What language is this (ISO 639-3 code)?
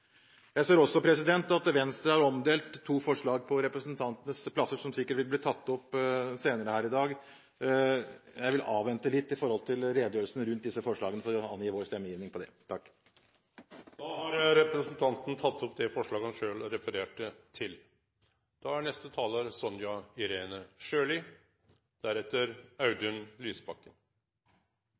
nor